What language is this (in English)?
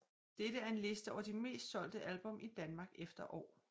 Danish